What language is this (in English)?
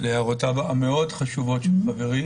Hebrew